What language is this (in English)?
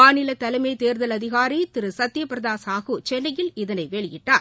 Tamil